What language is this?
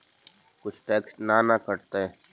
Magahi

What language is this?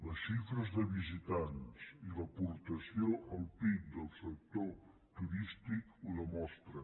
Catalan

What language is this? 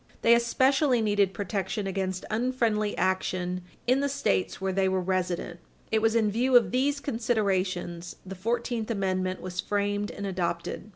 English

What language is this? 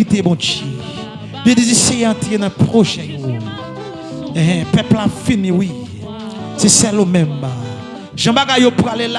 French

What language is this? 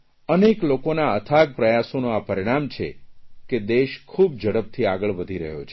Gujarati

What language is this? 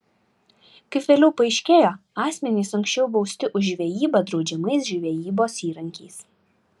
Lithuanian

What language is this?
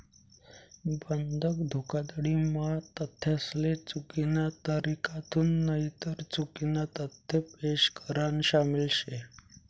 Marathi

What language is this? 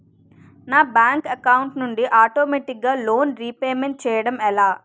Telugu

